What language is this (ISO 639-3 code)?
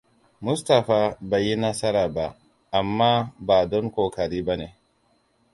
hau